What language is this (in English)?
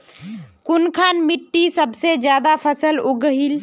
Magahi